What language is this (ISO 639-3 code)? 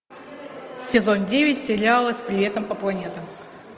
rus